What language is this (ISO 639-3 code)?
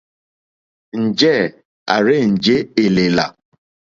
bri